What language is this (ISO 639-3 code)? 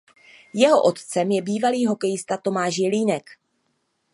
ces